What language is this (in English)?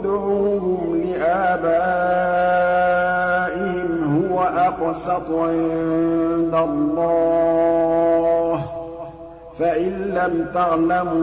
Arabic